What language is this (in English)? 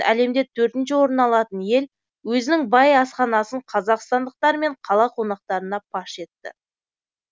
Kazakh